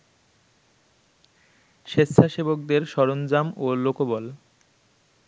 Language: Bangla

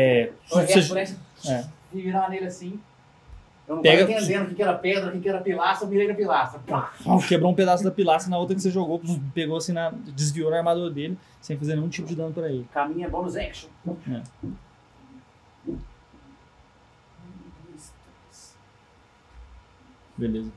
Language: Portuguese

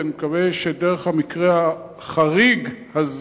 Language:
Hebrew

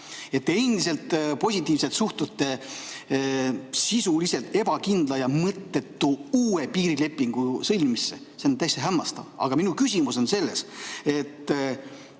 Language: Estonian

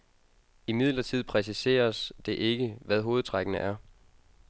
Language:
Danish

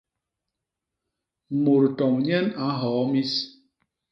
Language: Basaa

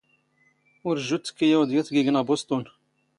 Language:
Standard Moroccan Tamazight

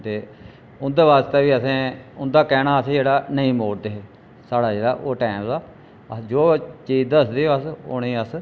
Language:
Dogri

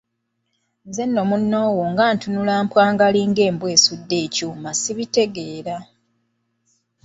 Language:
Ganda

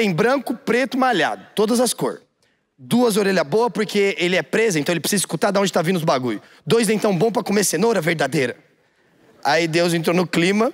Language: Portuguese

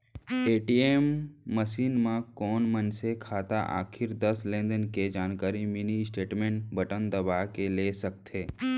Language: Chhattisgarhi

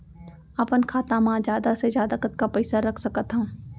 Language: Chhattisgarhi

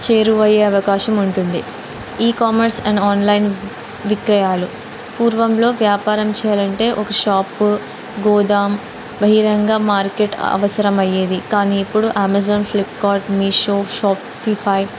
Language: Telugu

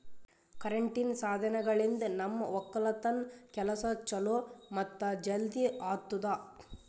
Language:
Kannada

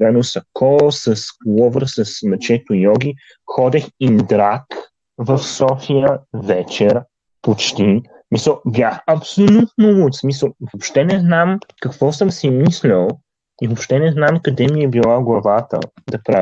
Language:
Bulgarian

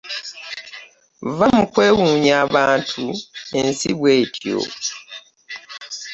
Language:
Ganda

